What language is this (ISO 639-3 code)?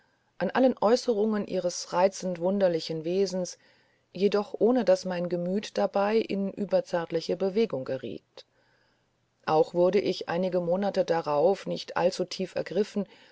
deu